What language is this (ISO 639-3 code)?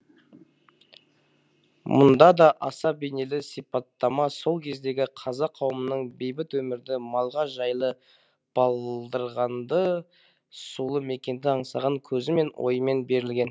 kaz